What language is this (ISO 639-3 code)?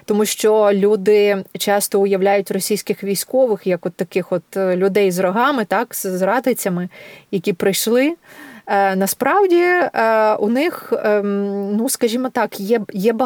ukr